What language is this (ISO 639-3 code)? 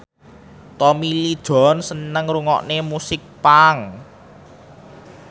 jav